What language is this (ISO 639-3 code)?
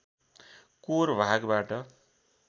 nep